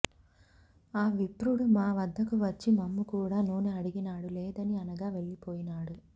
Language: Telugu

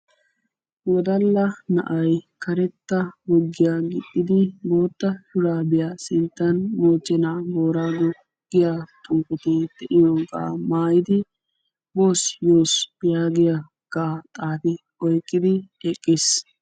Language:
Wolaytta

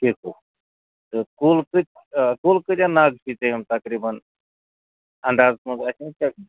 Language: Kashmiri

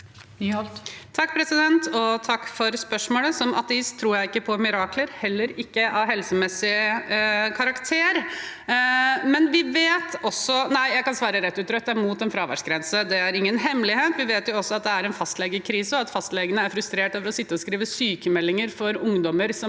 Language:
Norwegian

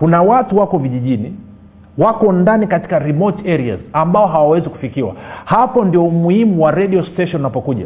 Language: Swahili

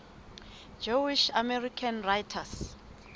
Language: Southern Sotho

